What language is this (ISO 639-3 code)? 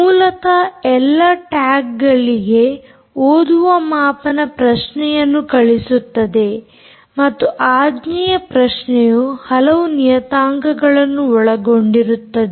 kan